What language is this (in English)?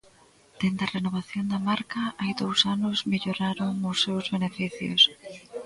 Galician